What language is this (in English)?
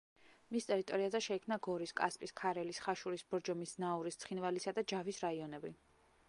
Georgian